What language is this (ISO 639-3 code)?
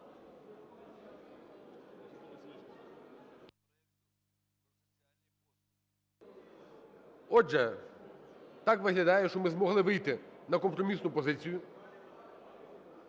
ukr